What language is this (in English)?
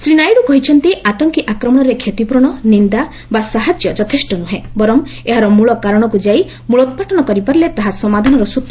Odia